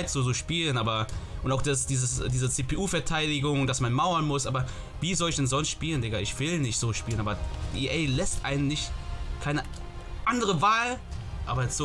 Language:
German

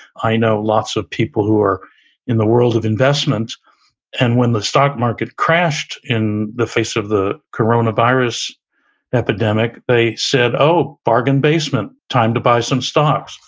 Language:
English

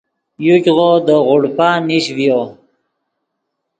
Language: Yidgha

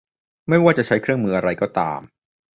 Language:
Thai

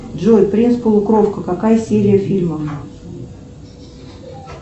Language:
Russian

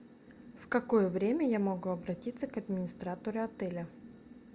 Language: Russian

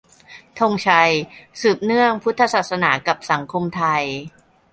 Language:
Thai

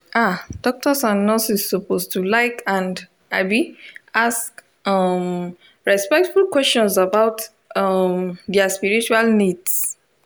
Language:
Nigerian Pidgin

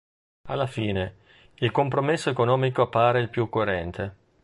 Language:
Italian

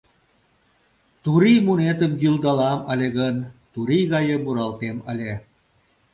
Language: Mari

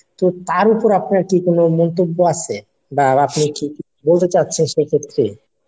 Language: Bangla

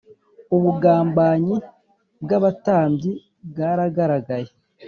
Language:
Kinyarwanda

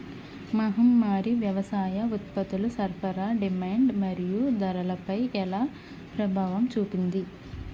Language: Telugu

